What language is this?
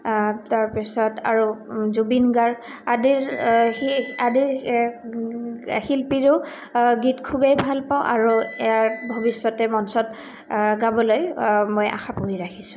Assamese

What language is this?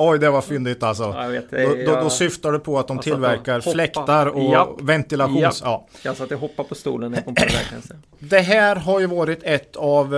Swedish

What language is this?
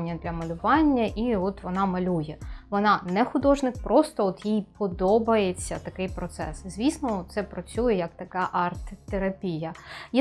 Ukrainian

